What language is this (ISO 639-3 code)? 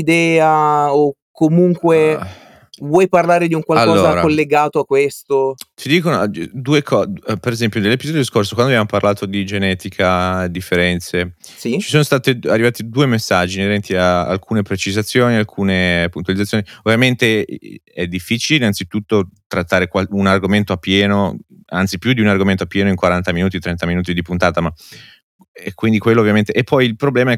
ita